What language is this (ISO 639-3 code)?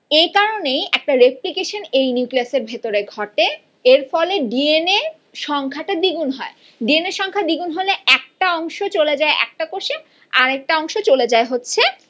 ben